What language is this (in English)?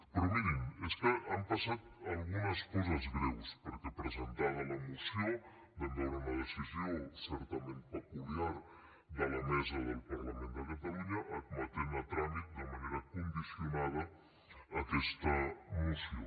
Catalan